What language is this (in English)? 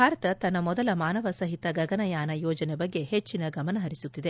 Kannada